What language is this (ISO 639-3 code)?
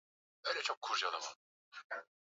swa